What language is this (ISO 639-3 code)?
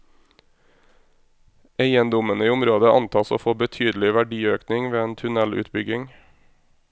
nor